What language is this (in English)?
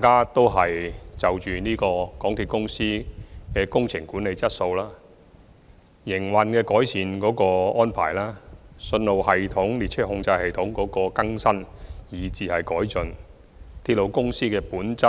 Cantonese